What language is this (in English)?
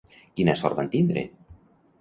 Catalan